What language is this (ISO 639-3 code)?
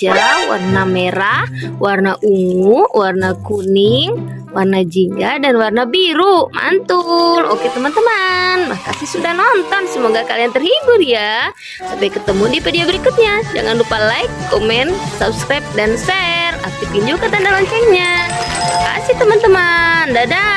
ind